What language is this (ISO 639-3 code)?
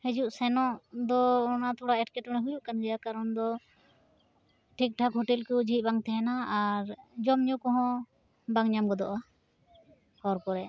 sat